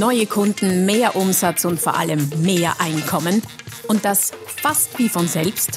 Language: German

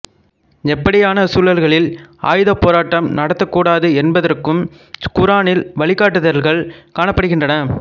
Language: Tamil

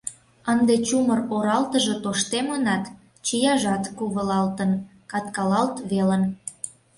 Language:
Mari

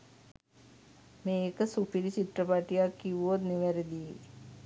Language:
Sinhala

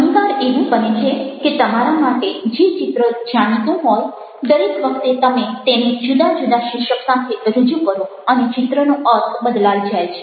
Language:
Gujarati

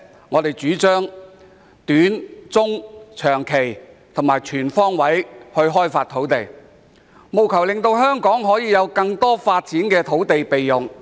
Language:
Cantonese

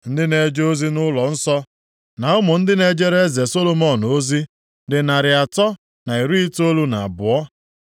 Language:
Igbo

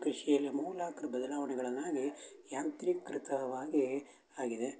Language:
Kannada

